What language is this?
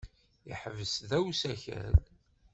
Kabyle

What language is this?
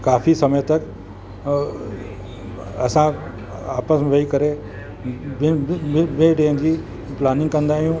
Sindhi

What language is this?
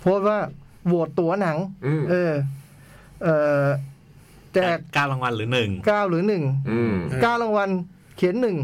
Thai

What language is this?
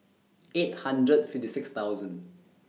English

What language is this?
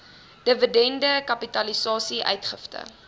Afrikaans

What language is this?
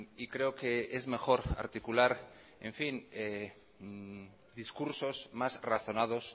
Spanish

